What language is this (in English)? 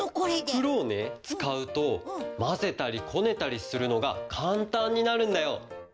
Japanese